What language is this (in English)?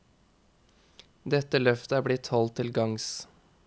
Norwegian